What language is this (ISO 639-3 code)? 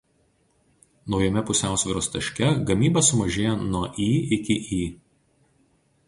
lit